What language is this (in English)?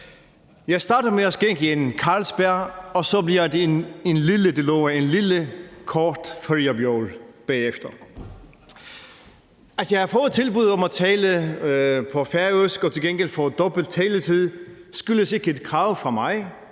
Danish